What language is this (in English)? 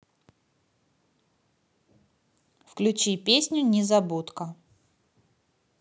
Russian